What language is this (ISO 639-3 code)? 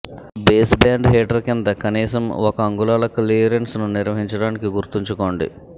tel